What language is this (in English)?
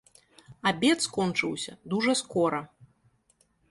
Belarusian